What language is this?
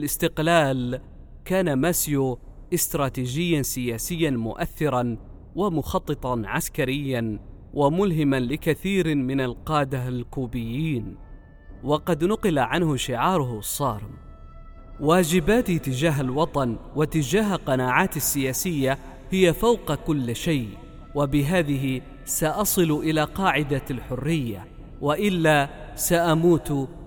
Arabic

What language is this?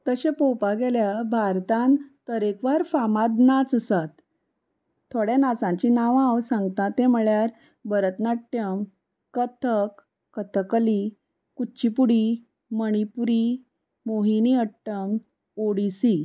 Konkani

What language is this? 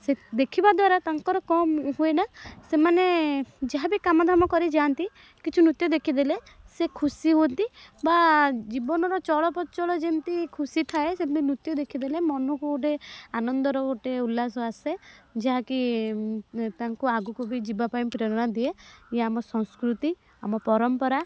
Odia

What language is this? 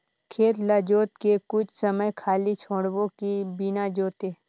Chhattisgarhi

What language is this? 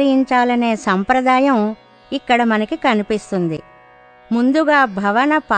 Telugu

